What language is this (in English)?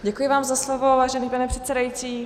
Czech